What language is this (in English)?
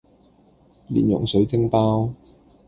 Cantonese